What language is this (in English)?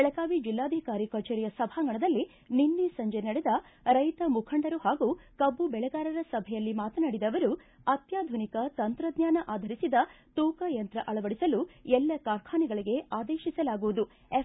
Kannada